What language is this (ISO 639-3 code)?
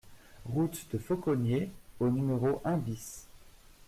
fra